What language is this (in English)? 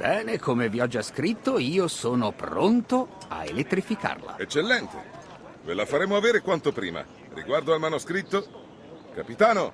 Italian